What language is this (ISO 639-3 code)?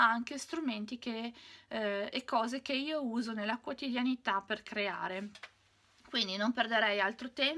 ita